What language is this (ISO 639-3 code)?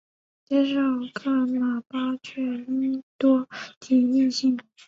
zho